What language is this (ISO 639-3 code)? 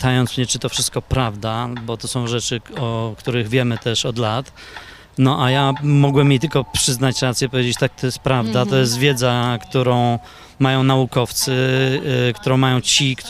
pol